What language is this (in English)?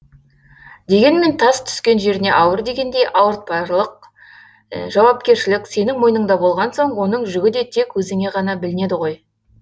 Kazakh